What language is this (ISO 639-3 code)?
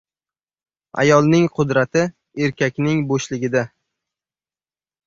uzb